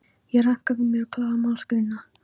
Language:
Icelandic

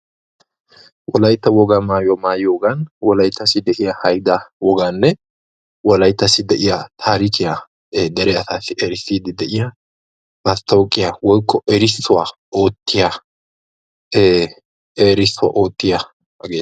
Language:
Wolaytta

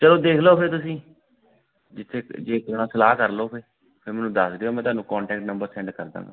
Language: Punjabi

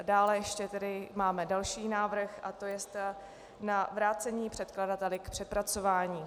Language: Czech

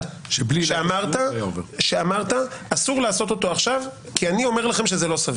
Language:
Hebrew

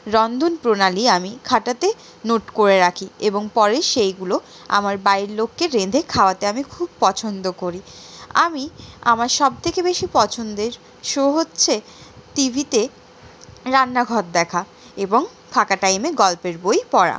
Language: Bangla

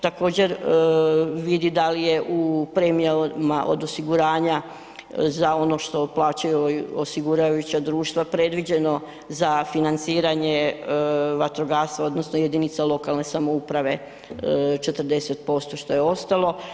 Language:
Croatian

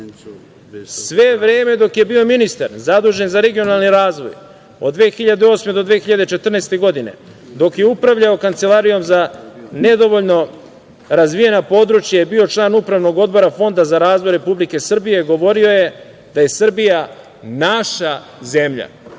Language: Serbian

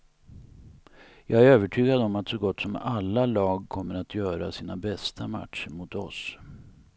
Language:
Swedish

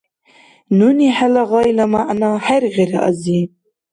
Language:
Dargwa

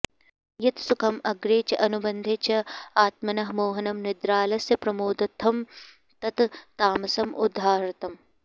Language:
Sanskrit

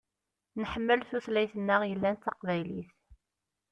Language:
Kabyle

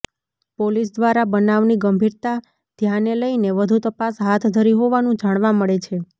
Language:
Gujarati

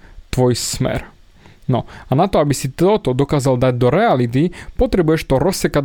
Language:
Slovak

